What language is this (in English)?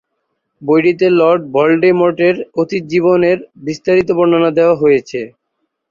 Bangla